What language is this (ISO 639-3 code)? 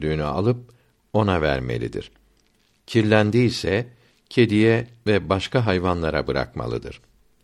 tur